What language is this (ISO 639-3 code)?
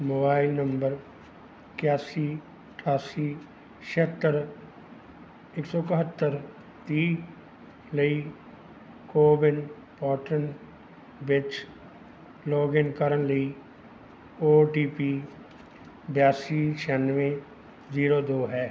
pan